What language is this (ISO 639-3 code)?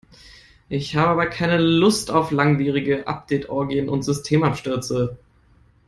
deu